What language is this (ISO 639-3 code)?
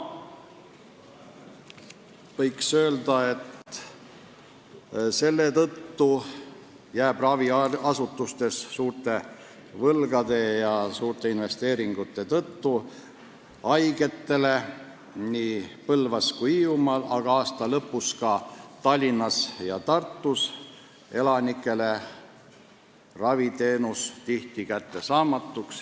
est